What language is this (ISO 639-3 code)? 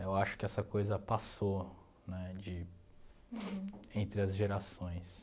por